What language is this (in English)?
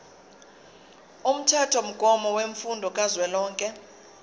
Zulu